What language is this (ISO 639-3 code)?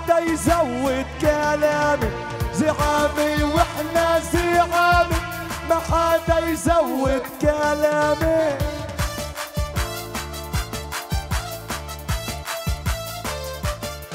ara